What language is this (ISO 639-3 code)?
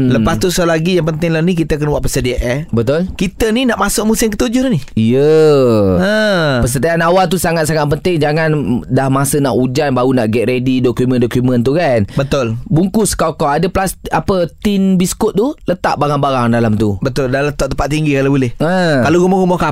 msa